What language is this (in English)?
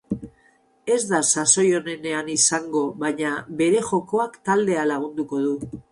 Basque